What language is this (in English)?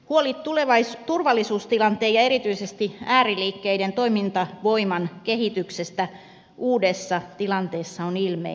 Finnish